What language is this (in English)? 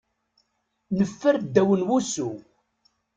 Kabyle